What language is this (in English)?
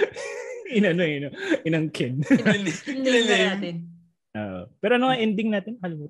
Filipino